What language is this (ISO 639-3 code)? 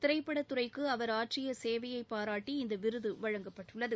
tam